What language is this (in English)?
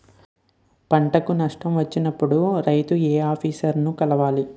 Telugu